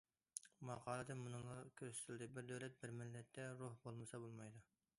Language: Uyghur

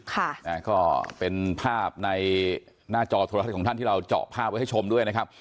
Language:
Thai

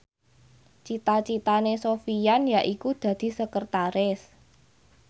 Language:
Javanese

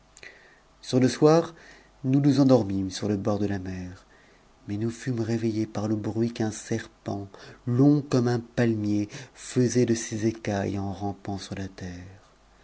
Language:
French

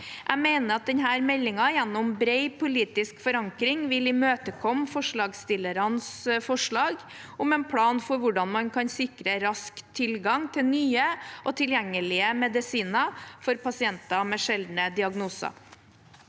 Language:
Norwegian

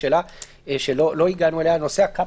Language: Hebrew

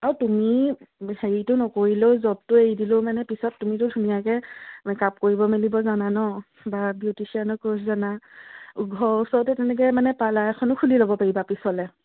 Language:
Assamese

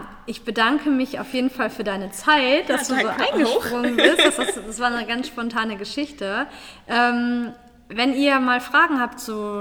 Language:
German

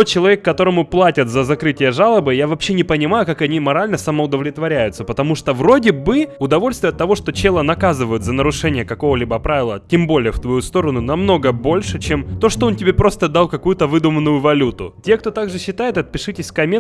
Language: Russian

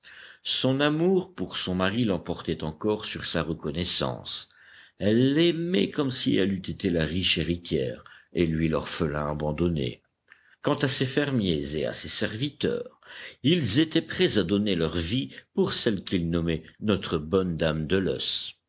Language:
French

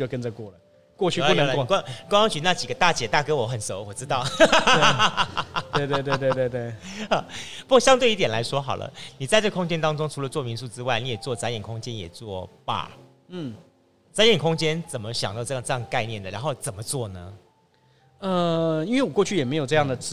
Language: Chinese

